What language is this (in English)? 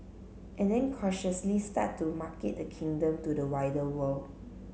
English